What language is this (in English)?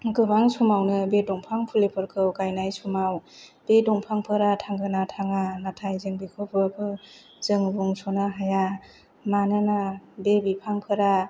Bodo